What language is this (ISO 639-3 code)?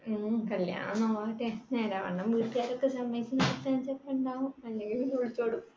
mal